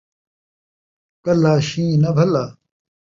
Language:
Saraiki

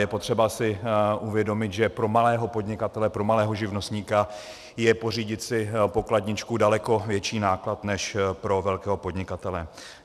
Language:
Czech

